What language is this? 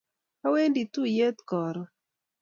Kalenjin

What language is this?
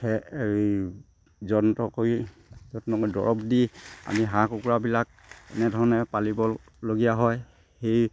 Assamese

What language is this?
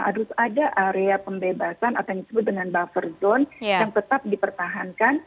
Indonesian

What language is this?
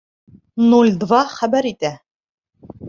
Bashkir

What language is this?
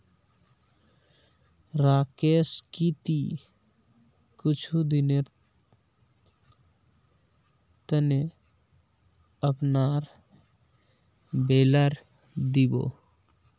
Magahi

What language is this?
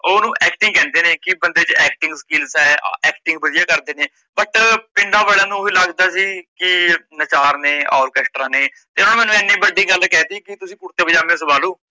Punjabi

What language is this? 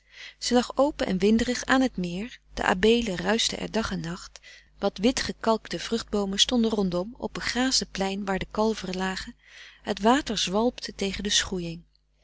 Dutch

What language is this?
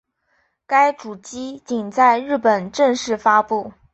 Chinese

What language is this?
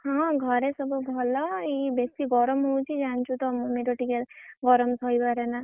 Odia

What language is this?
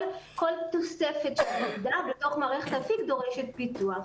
Hebrew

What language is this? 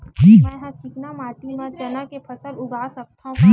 Chhattisgarhi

